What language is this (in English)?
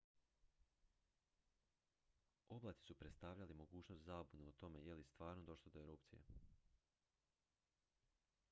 Croatian